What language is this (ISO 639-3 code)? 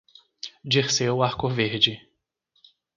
por